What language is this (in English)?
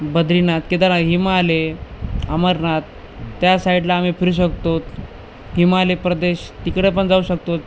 Marathi